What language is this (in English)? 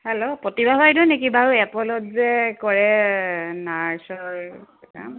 Assamese